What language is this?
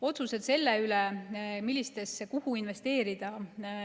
Estonian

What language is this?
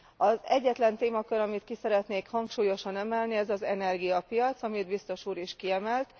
Hungarian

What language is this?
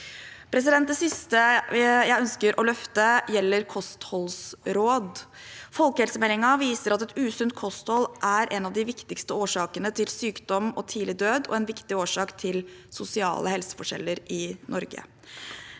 Norwegian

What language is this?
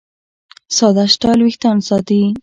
Pashto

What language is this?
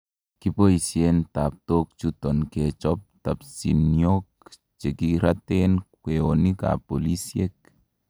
Kalenjin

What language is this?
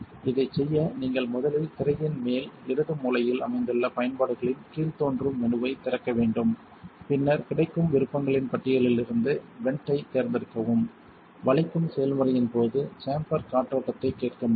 Tamil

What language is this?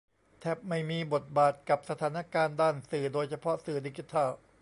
Thai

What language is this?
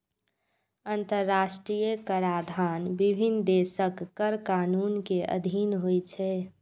Maithili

